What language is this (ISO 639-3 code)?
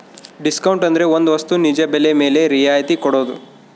kan